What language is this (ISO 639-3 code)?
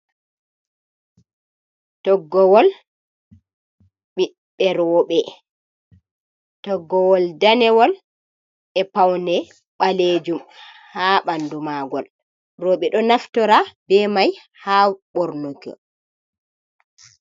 ful